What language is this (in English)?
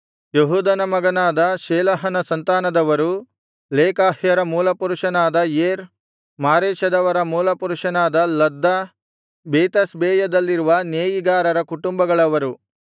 Kannada